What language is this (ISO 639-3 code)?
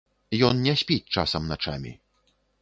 bel